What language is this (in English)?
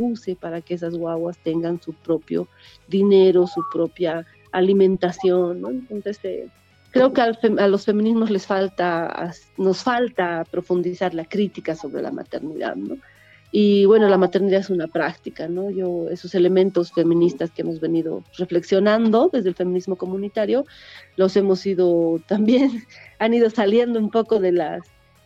Spanish